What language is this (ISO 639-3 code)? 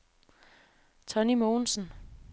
dan